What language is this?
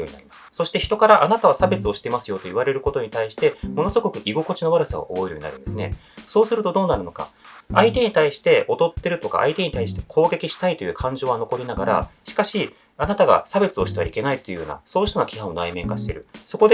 Japanese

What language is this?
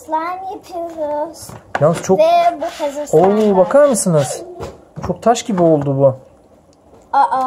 Turkish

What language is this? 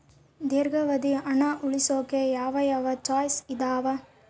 Kannada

